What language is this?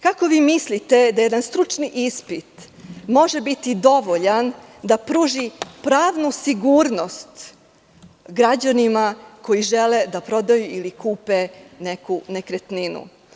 Serbian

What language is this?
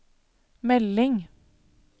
Norwegian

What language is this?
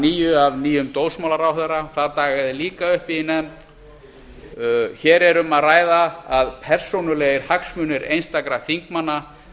Icelandic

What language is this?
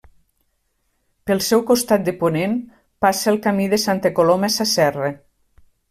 Catalan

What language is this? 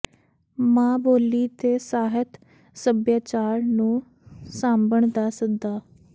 Punjabi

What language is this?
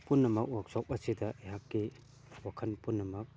Manipuri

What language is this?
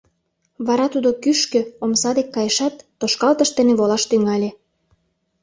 Mari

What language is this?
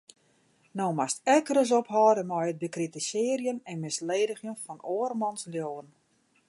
Western Frisian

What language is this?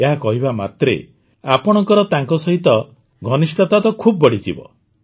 Odia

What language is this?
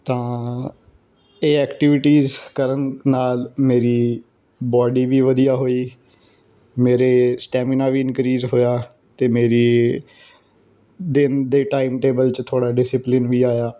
Punjabi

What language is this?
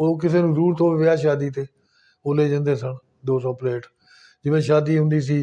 Punjabi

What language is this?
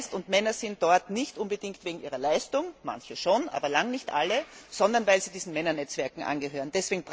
German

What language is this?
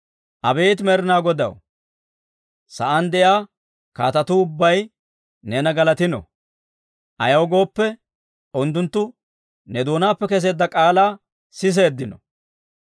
Dawro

